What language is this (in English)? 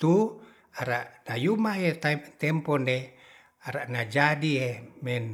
Ratahan